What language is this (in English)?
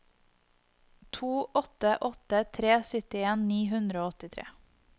Norwegian